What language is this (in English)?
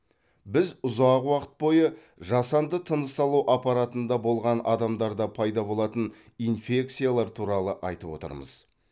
Kazakh